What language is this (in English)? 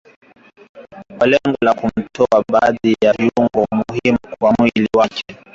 Swahili